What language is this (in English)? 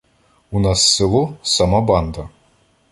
Ukrainian